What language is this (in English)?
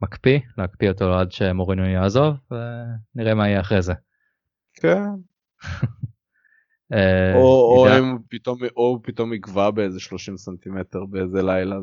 Hebrew